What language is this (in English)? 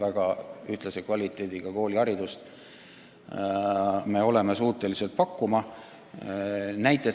Estonian